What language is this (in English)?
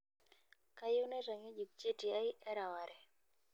Masai